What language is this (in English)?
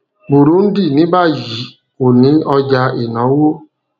Yoruba